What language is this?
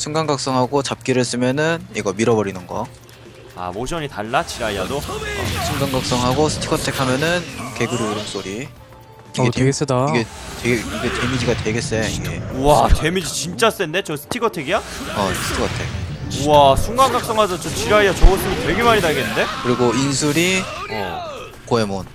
Korean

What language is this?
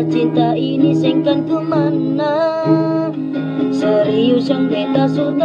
Vietnamese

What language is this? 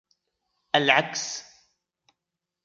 Arabic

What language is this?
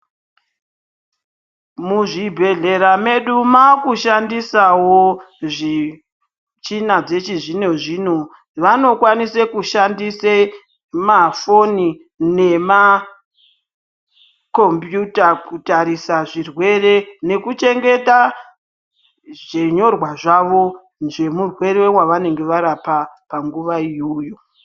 Ndau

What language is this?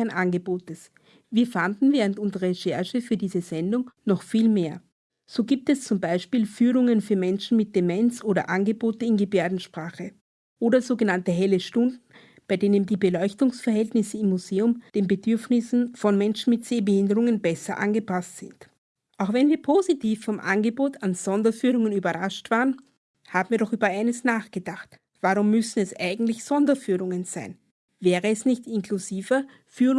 German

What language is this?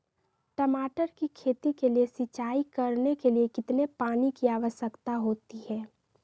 Magahi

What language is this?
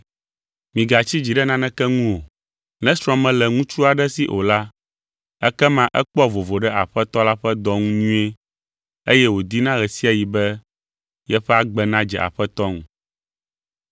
Ewe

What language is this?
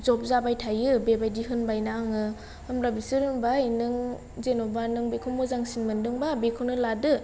Bodo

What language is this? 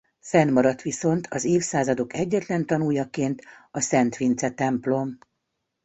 Hungarian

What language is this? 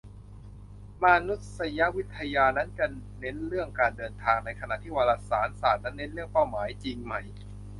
Thai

